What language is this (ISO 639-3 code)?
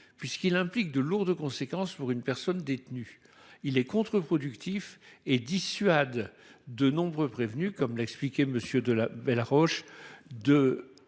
fra